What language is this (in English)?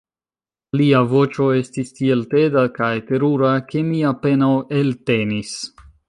Esperanto